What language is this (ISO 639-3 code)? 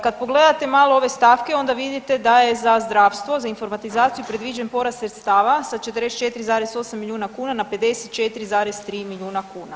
hrv